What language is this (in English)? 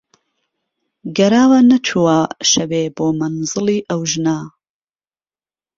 Central Kurdish